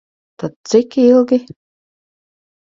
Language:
Latvian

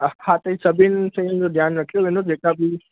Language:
Sindhi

